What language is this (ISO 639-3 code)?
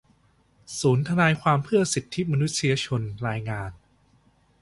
tha